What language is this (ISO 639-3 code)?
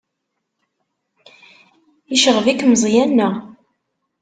kab